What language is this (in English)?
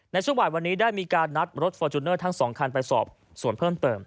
Thai